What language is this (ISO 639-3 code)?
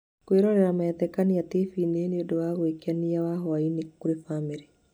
kik